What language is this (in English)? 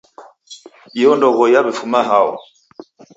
Taita